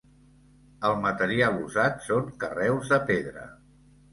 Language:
Catalan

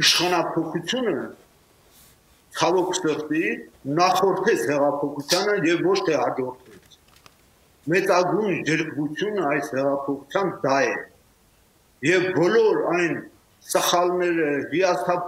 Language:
Turkish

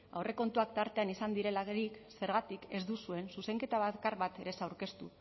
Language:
Basque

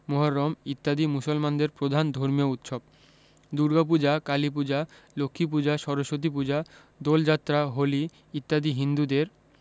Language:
Bangla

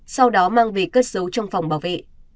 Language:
Vietnamese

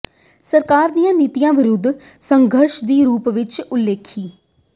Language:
Punjabi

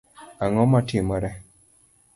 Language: Luo (Kenya and Tanzania)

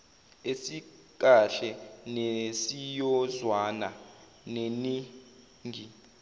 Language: Zulu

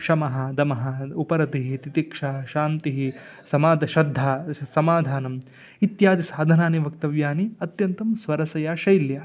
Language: Sanskrit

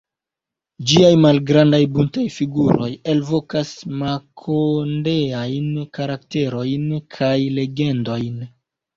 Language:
Esperanto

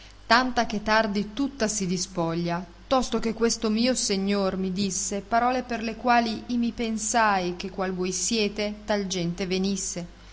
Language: Italian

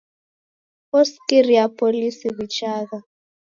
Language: Taita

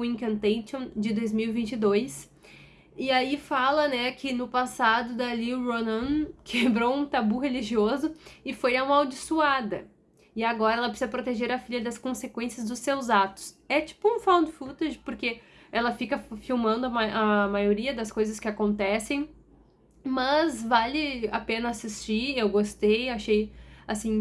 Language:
Portuguese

